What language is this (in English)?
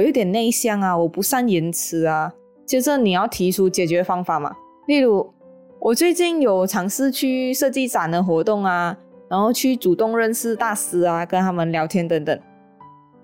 Chinese